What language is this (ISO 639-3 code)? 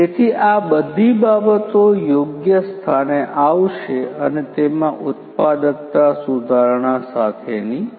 guj